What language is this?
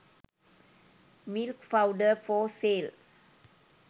Sinhala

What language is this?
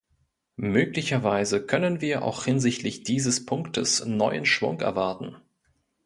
German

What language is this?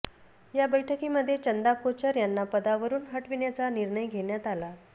Marathi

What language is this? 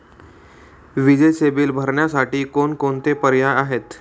Marathi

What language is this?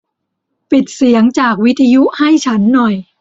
Thai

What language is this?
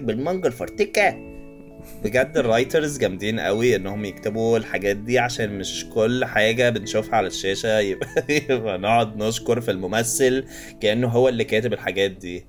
Arabic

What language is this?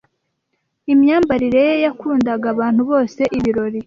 Kinyarwanda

